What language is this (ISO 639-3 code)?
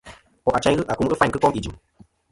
bkm